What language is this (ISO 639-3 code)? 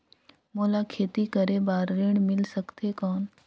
hne